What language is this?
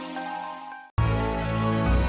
Indonesian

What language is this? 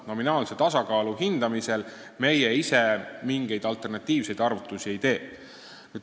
Estonian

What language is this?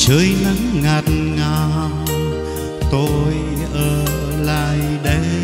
Vietnamese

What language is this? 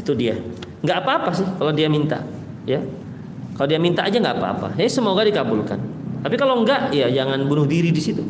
Indonesian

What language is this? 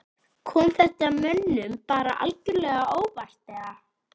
Icelandic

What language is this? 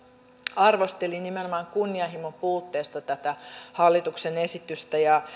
Finnish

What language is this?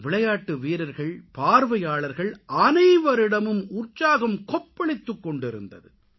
Tamil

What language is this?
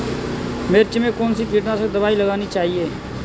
Hindi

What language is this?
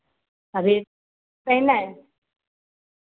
Maithili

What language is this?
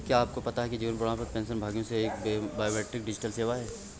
Hindi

